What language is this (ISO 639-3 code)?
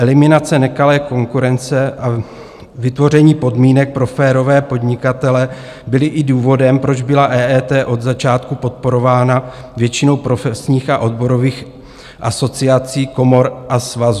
ces